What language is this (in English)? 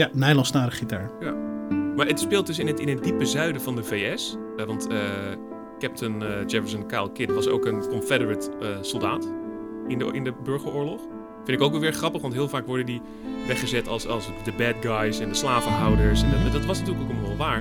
Dutch